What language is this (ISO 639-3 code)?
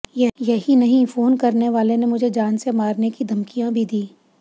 hin